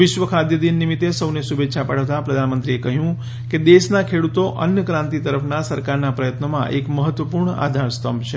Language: Gujarati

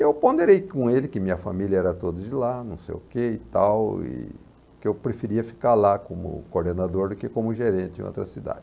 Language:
Portuguese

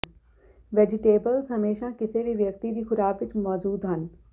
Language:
Punjabi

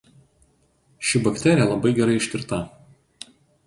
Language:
Lithuanian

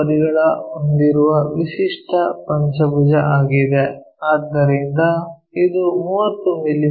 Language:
Kannada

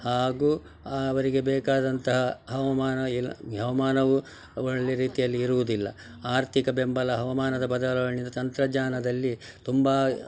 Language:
Kannada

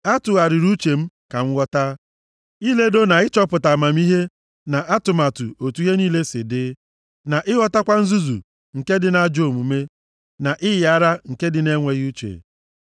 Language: Igbo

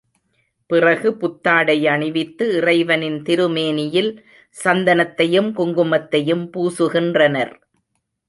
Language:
Tamil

